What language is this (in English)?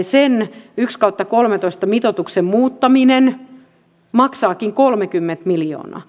Finnish